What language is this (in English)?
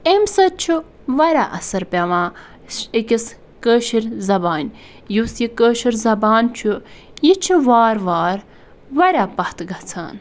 Kashmiri